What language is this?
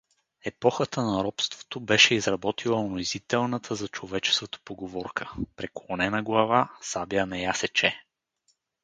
Bulgarian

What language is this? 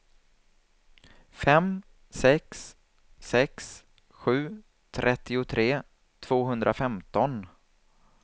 Swedish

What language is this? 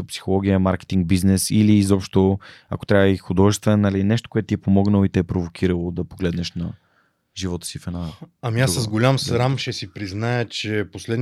Bulgarian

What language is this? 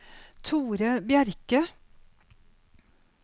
Norwegian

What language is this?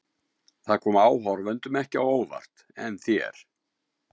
Icelandic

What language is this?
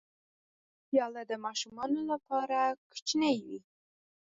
Pashto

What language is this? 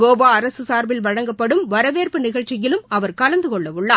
Tamil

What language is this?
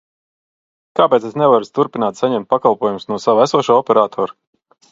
Latvian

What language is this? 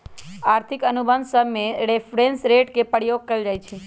Magahi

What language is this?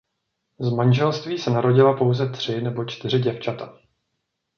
Czech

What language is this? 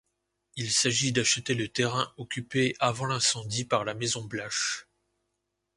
French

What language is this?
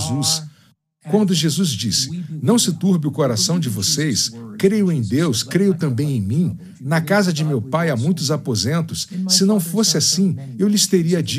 Portuguese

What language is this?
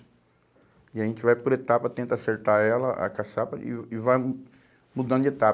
Portuguese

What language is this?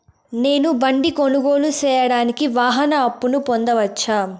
Telugu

